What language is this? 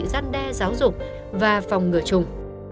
Vietnamese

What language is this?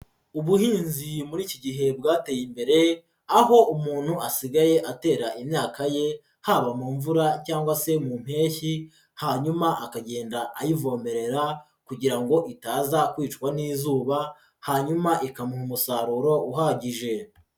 Kinyarwanda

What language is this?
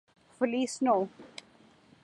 Urdu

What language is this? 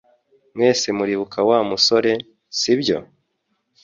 Kinyarwanda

